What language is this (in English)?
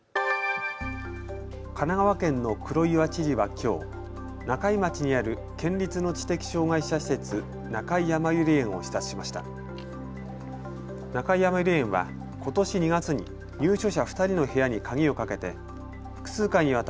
Japanese